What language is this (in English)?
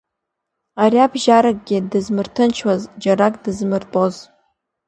Abkhazian